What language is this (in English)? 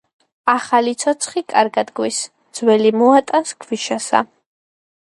Georgian